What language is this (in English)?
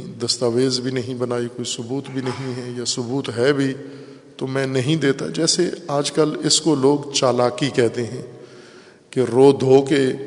Urdu